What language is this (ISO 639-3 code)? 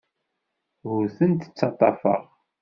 kab